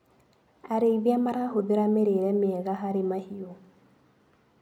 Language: Kikuyu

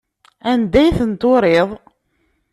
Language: Kabyle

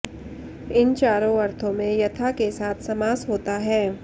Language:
Sanskrit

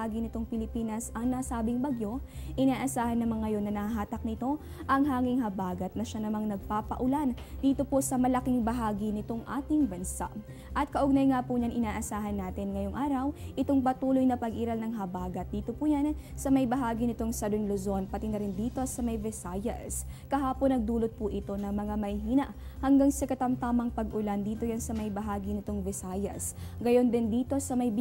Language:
Filipino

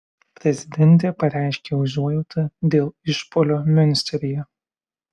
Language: Lithuanian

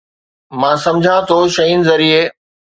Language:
Sindhi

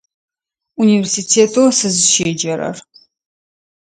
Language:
Adyghe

